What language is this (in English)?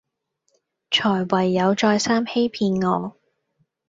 Cantonese